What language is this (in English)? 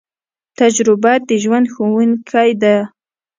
Pashto